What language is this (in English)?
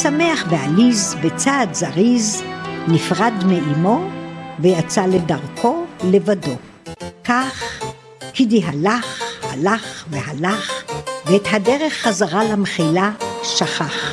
Hebrew